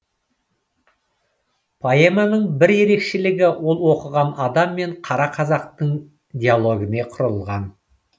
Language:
Kazakh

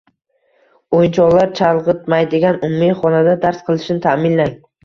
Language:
Uzbek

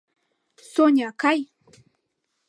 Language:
Mari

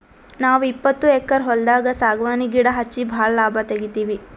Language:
Kannada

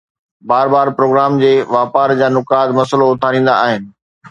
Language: Sindhi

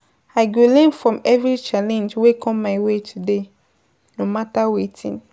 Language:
Nigerian Pidgin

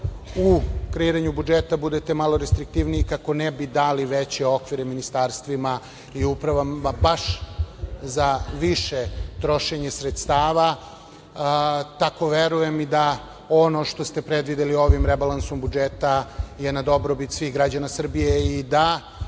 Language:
Serbian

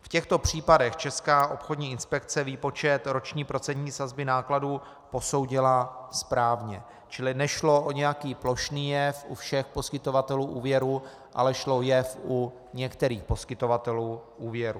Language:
Czech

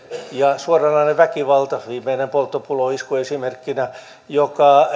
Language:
Finnish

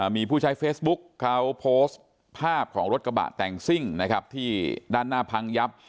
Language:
Thai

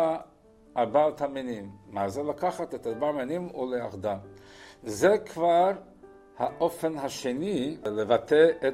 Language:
Hebrew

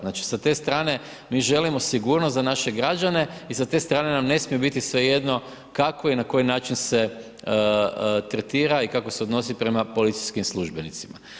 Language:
Croatian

